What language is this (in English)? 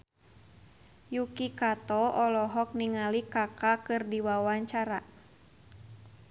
Sundanese